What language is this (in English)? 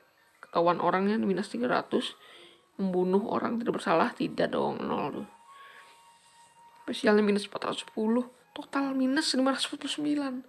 Indonesian